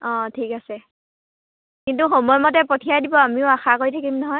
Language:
Assamese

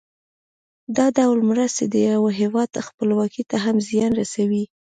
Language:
Pashto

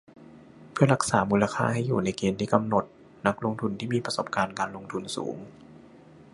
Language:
Thai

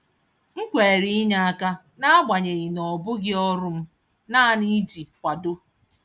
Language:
Igbo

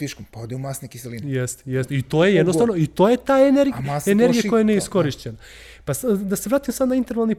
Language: Croatian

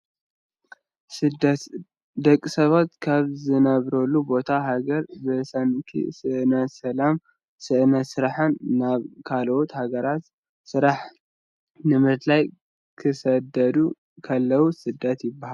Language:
Tigrinya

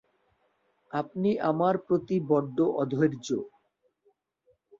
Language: Bangla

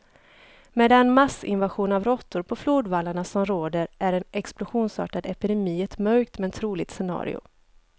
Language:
Swedish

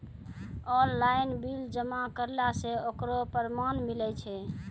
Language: Maithili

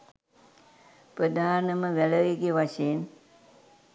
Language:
Sinhala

